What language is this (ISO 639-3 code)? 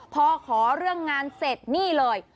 tha